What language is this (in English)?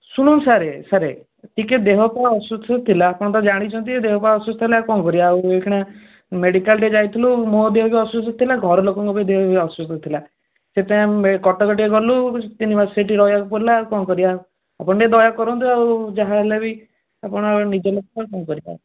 Odia